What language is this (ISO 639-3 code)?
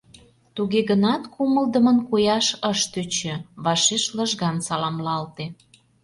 chm